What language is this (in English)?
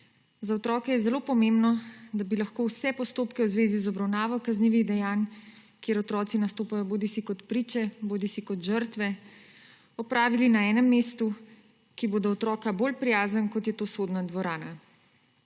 Slovenian